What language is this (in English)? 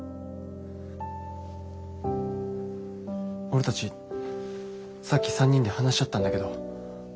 Japanese